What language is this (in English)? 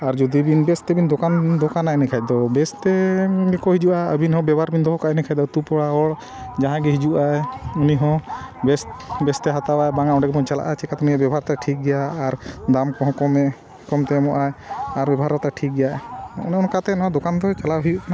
Santali